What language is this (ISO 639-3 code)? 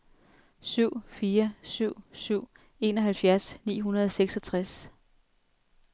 dan